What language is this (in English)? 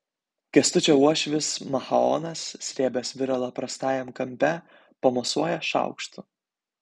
Lithuanian